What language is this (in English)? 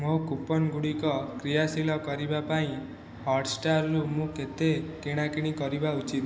Odia